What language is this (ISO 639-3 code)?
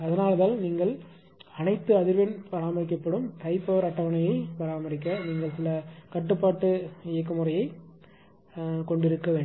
tam